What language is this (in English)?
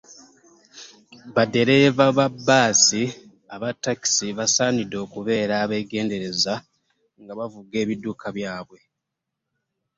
Ganda